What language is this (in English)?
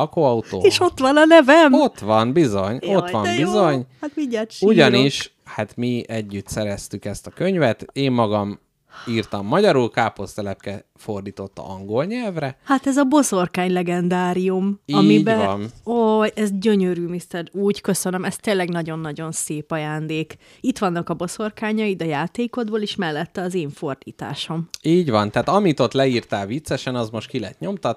Hungarian